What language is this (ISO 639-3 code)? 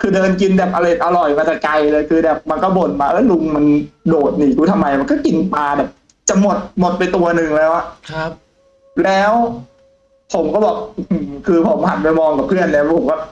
tha